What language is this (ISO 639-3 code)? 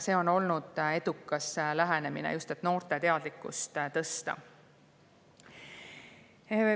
est